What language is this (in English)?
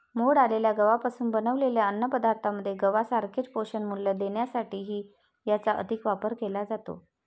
Marathi